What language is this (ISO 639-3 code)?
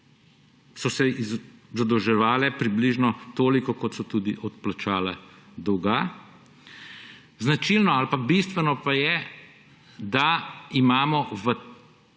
slv